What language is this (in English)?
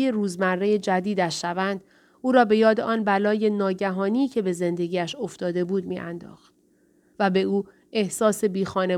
Persian